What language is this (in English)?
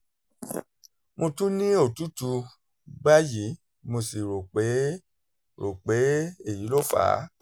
Yoruba